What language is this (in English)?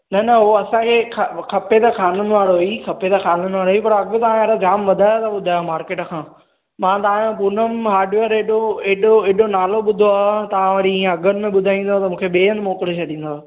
Sindhi